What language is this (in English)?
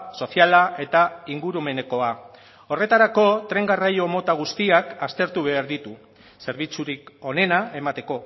Basque